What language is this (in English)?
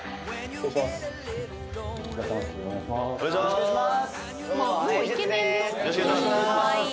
Japanese